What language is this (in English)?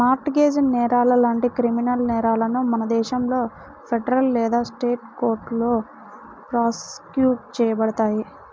Telugu